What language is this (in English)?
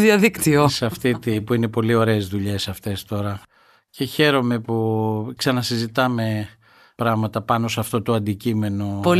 Greek